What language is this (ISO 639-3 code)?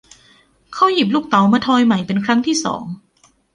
tha